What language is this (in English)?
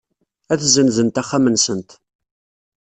Kabyle